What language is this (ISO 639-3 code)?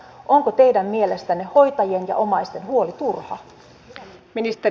fin